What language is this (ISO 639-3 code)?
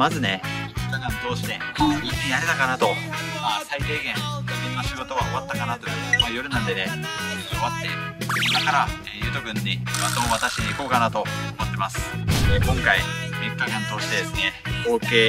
jpn